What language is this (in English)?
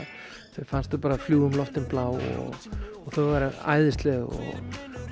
Icelandic